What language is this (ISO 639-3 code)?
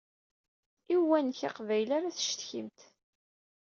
kab